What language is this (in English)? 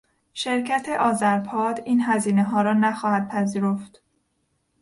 Persian